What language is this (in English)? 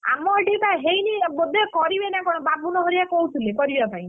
Odia